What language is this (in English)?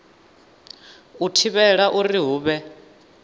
Venda